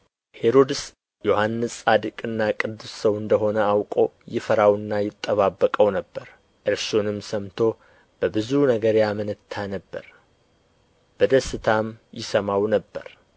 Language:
Amharic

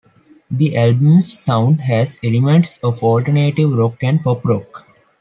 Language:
English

